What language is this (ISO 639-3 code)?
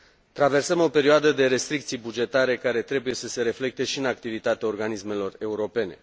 ron